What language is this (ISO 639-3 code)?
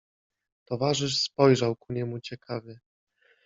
pol